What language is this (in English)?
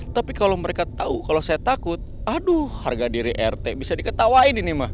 Indonesian